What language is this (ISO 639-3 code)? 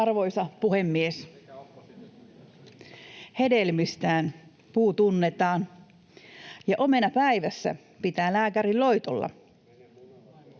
fin